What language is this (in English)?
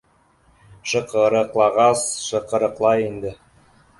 Bashkir